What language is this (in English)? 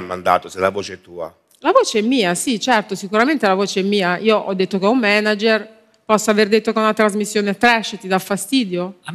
Italian